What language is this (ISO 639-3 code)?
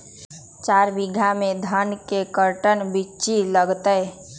mag